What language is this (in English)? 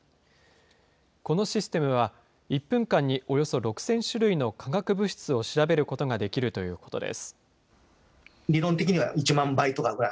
Japanese